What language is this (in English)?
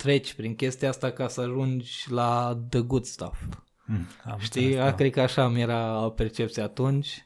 Romanian